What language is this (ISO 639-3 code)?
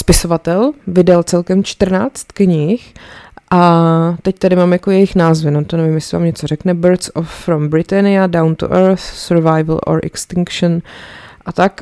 ces